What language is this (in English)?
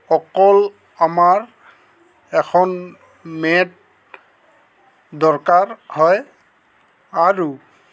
Assamese